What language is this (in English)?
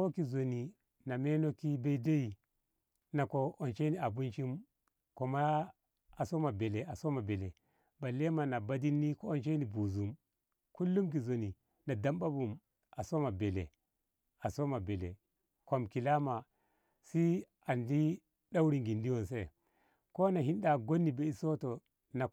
Ngamo